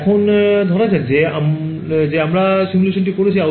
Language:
Bangla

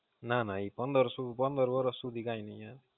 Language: Gujarati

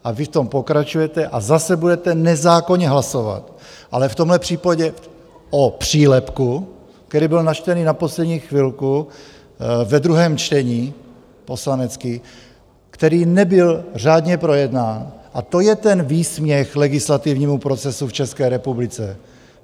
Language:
Czech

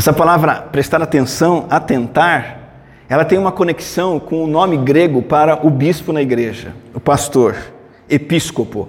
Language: Portuguese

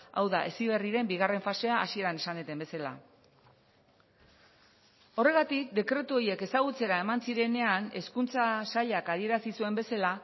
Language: Basque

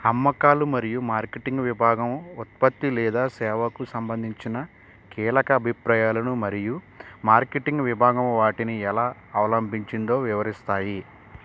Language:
Telugu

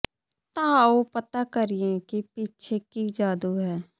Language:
Punjabi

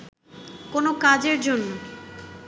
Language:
Bangla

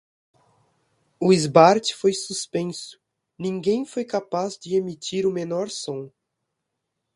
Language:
Portuguese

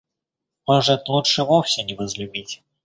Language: Russian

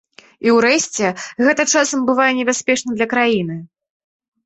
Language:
Belarusian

